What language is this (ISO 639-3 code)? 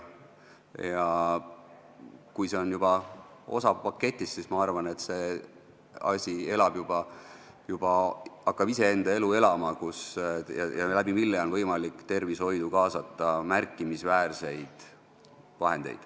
est